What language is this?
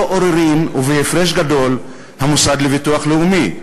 Hebrew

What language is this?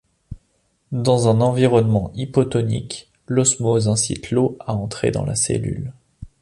French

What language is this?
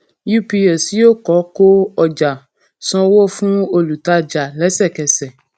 Yoruba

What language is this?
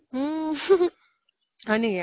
Assamese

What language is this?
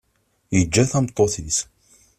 Kabyle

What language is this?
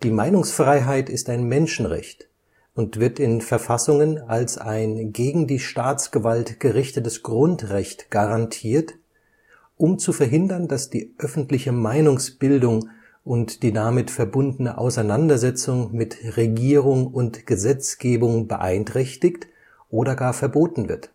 German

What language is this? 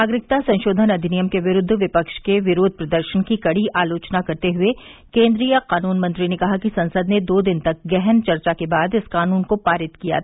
Hindi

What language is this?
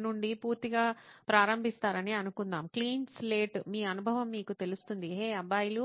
Telugu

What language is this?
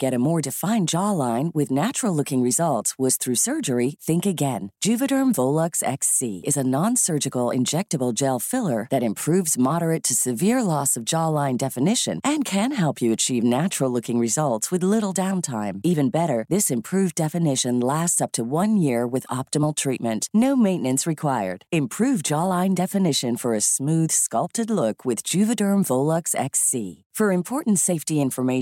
Filipino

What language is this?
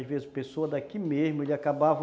Portuguese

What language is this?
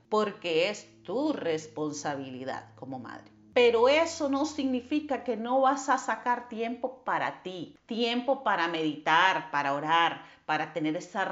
Spanish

